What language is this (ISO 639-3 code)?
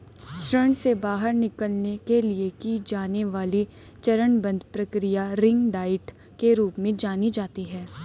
hin